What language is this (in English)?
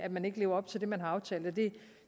Danish